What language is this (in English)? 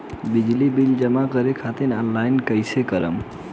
Bhojpuri